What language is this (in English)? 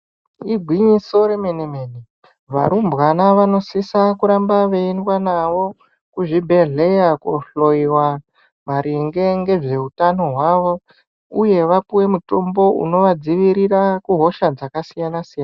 Ndau